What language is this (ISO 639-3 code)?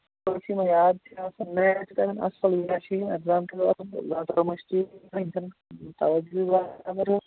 kas